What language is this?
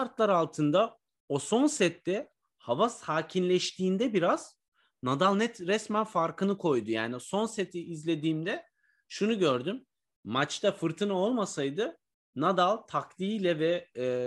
Turkish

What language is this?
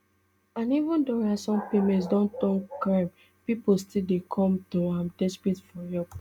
Nigerian Pidgin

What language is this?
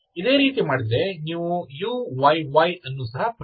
Kannada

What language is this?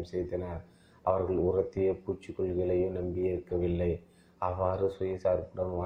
Tamil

